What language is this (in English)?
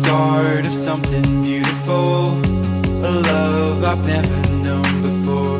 English